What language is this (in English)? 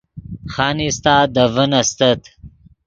Yidgha